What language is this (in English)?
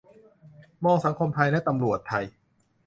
Thai